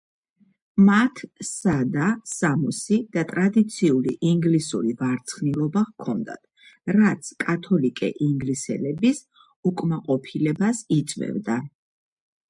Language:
Georgian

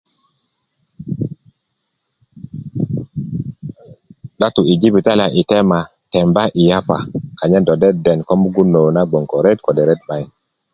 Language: Kuku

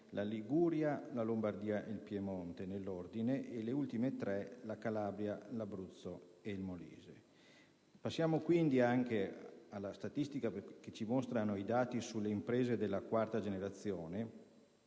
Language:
Italian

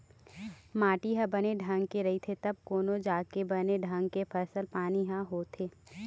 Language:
Chhattisgarhi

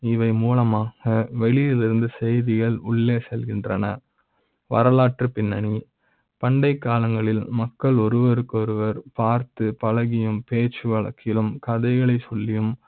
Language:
Tamil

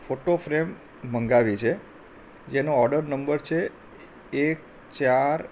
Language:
Gujarati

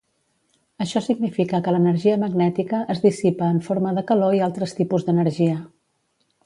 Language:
Catalan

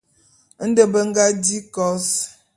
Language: Bulu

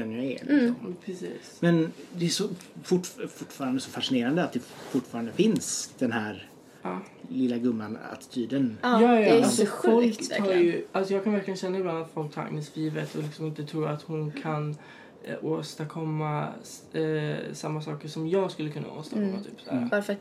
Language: Swedish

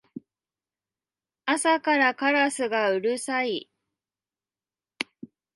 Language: Japanese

